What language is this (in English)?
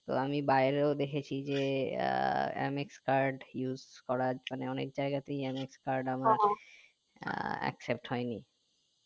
Bangla